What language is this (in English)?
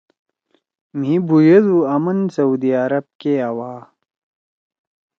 Torwali